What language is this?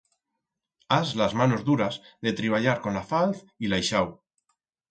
Aragonese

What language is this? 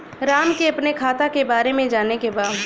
Bhojpuri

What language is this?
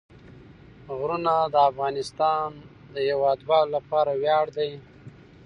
Pashto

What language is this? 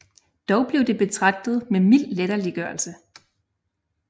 Danish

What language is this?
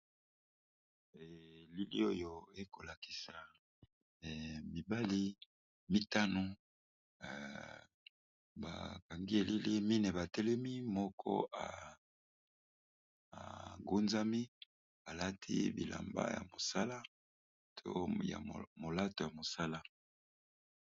Lingala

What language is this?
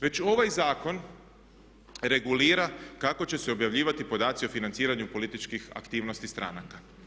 Croatian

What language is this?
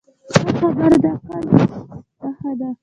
Pashto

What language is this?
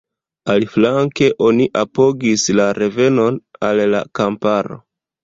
Esperanto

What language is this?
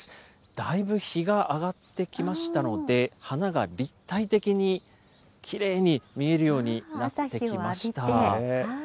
Japanese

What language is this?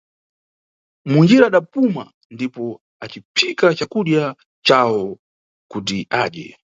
Nyungwe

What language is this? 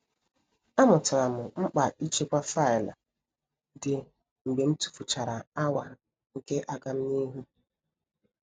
Igbo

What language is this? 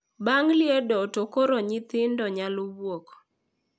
Luo (Kenya and Tanzania)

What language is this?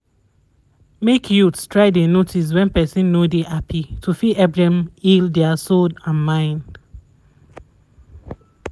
Nigerian Pidgin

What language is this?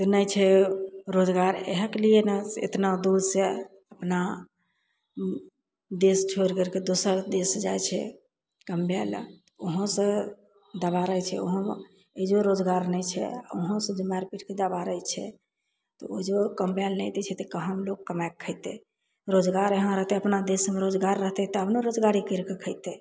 Maithili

